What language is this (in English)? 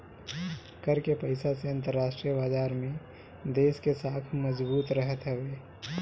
Bhojpuri